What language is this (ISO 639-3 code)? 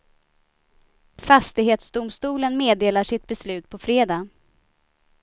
swe